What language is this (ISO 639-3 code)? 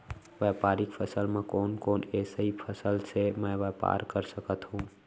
hne